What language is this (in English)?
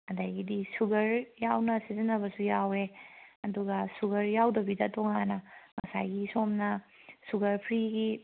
Manipuri